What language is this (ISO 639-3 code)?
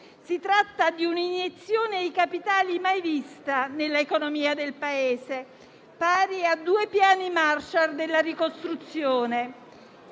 ita